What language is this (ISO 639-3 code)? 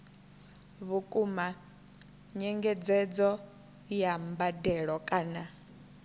ven